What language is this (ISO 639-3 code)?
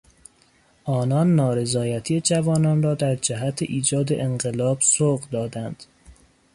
fas